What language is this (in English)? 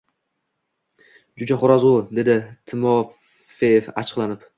Uzbek